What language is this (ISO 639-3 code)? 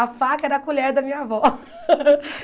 por